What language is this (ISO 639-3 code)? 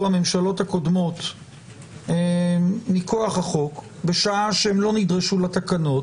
heb